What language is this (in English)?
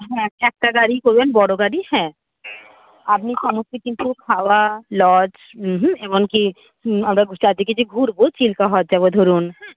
Bangla